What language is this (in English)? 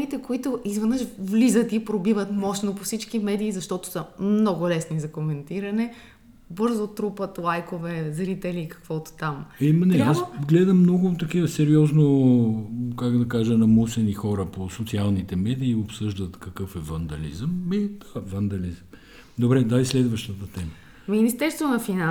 Bulgarian